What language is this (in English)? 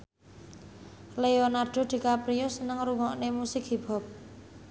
Javanese